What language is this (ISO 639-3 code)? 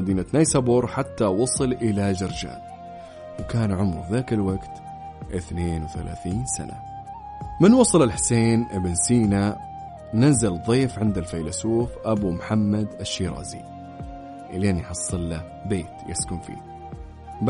ara